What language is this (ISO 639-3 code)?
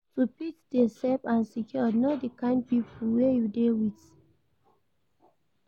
pcm